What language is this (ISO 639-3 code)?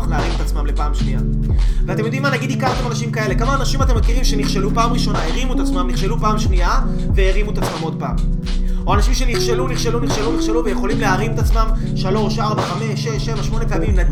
heb